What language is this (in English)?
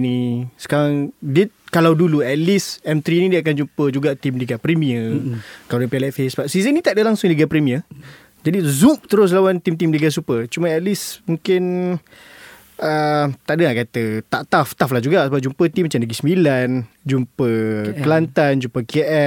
Malay